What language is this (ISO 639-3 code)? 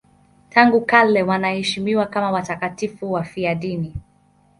swa